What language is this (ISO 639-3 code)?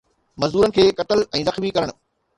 snd